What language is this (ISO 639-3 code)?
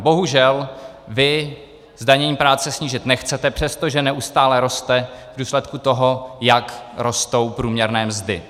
ces